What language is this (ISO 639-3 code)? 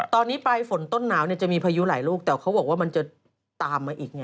tha